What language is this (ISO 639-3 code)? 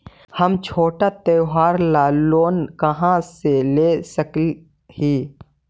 mag